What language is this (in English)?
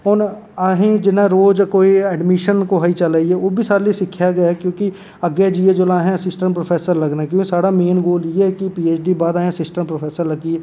Dogri